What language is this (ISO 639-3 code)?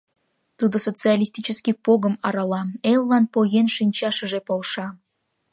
chm